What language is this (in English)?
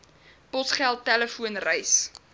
Afrikaans